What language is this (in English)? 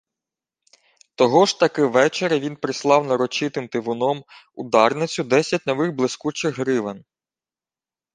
Ukrainian